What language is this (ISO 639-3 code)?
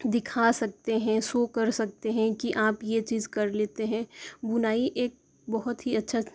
urd